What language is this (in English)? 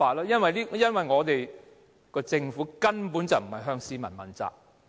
Cantonese